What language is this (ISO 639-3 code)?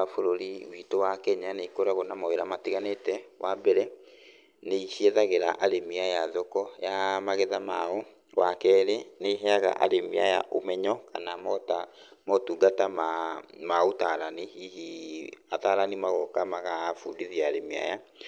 kik